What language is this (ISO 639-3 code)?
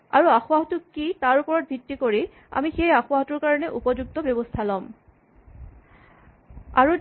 asm